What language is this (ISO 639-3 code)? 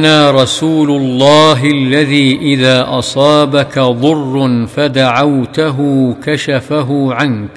ara